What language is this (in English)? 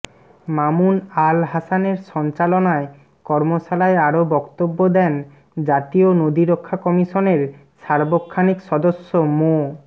Bangla